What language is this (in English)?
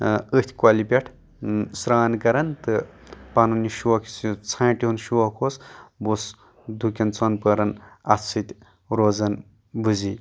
Kashmiri